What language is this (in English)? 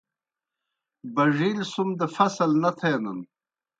Kohistani Shina